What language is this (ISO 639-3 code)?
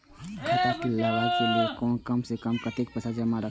mai